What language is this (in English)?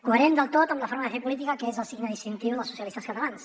Catalan